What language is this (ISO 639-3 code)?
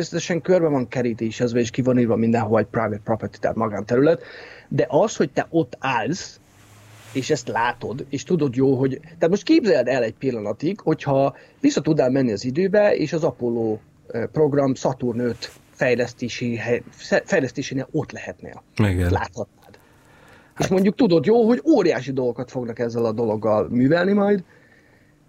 hun